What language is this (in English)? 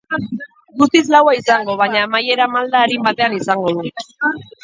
Basque